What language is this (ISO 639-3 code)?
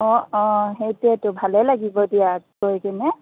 asm